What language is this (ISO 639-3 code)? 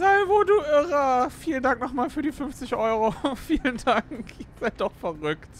deu